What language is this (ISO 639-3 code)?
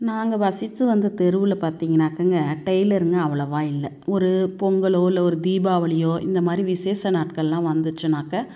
tam